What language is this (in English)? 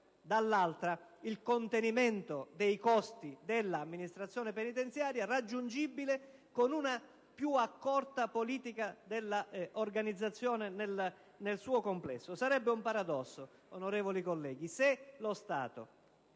Italian